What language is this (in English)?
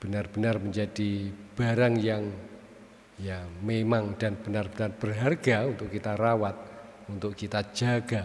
Indonesian